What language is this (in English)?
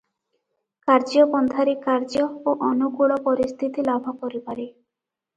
Odia